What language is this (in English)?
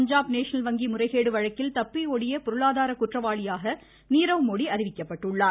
Tamil